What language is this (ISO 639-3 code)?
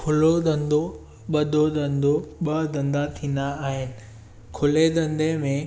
snd